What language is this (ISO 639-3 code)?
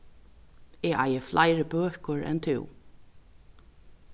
fao